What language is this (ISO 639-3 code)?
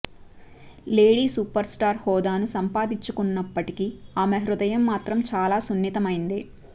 tel